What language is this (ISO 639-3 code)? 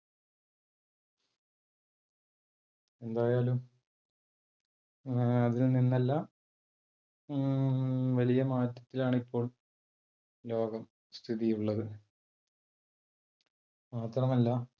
mal